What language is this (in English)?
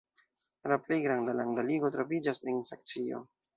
Esperanto